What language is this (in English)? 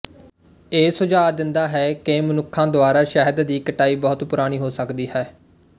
Punjabi